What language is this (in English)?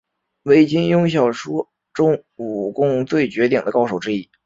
Chinese